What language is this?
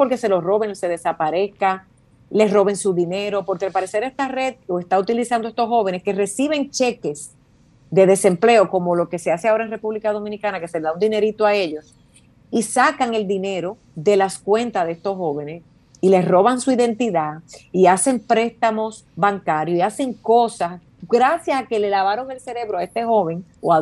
Spanish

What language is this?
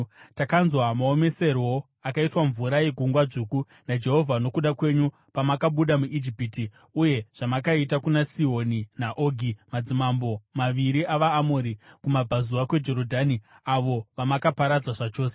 Shona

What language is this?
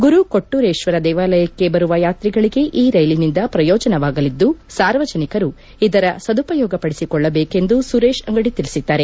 Kannada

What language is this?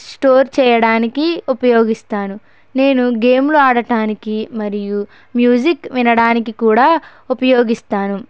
Telugu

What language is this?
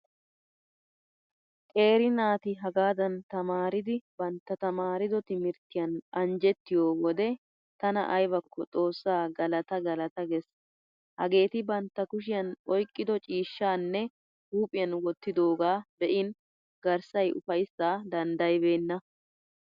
Wolaytta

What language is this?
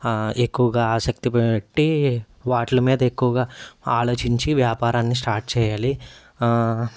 Telugu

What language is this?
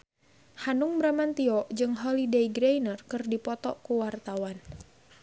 Sundanese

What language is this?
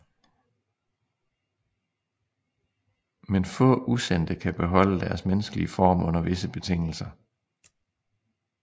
Danish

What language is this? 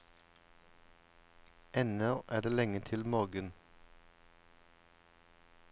Norwegian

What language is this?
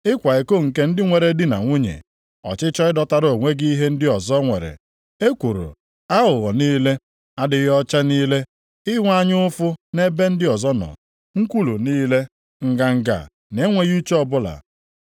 Igbo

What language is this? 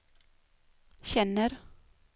Swedish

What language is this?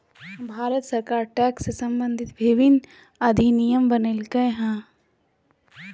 Magahi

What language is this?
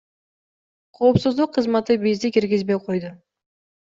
Kyrgyz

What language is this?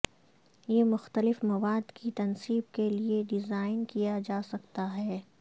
Urdu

